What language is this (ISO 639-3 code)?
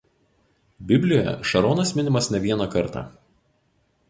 lit